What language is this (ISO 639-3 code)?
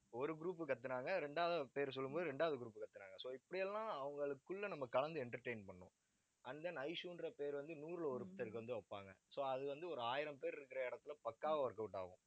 tam